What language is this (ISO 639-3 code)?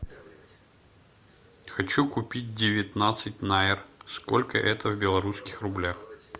rus